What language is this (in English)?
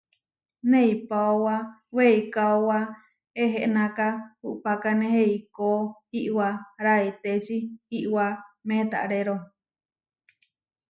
Huarijio